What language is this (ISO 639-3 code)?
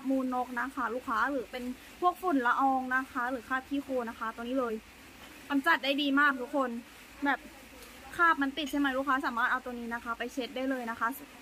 tha